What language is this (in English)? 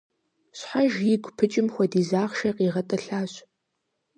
Kabardian